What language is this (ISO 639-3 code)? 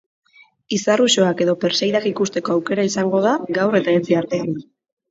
eus